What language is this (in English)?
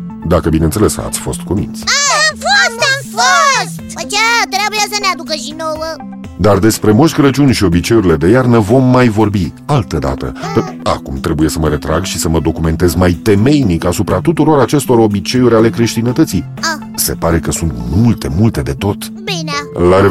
Romanian